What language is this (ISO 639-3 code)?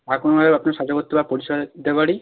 ben